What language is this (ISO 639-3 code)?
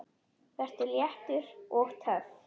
isl